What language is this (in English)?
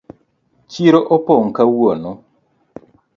Luo (Kenya and Tanzania)